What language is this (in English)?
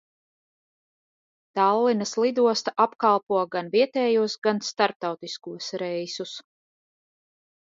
Latvian